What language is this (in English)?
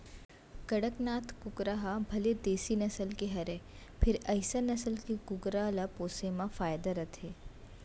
Chhattisgarhi